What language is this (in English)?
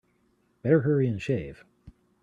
English